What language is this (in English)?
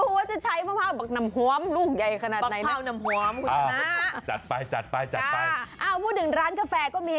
Thai